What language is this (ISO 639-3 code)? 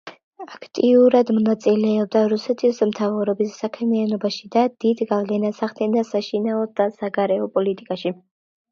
kat